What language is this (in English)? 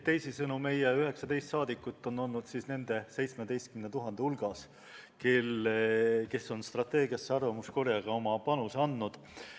Estonian